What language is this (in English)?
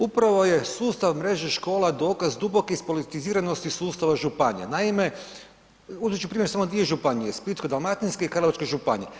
Croatian